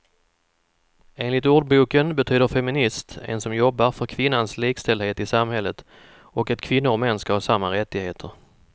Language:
Swedish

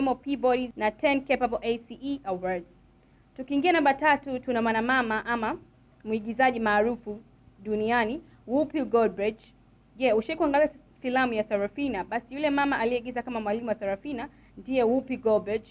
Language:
Swahili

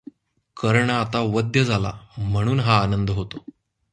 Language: Marathi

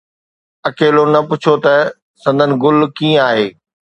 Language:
Sindhi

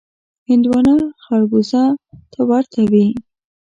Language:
Pashto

